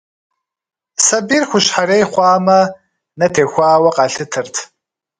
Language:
Kabardian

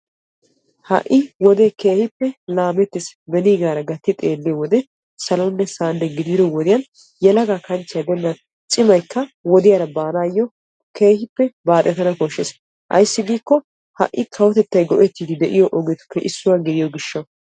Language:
Wolaytta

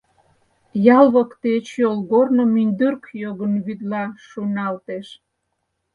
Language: Mari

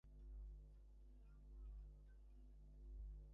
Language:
Bangla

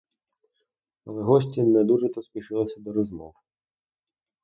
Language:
Ukrainian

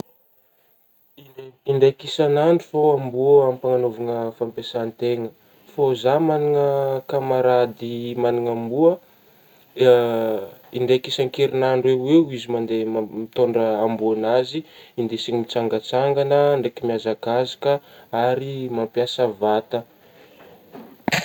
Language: Northern Betsimisaraka Malagasy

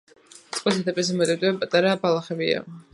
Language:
Georgian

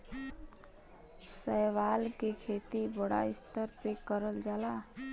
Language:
Bhojpuri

